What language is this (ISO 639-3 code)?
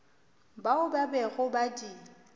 nso